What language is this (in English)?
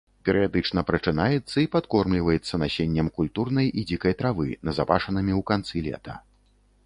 Belarusian